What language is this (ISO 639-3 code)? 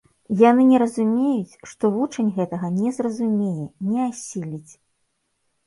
bel